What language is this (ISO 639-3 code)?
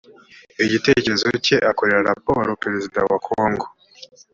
kin